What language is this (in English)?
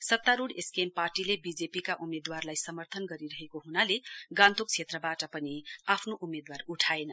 Nepali